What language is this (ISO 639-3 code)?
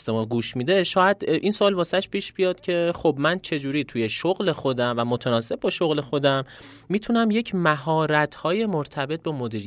fas